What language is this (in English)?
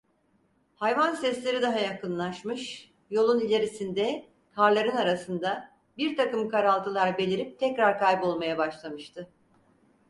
Turkish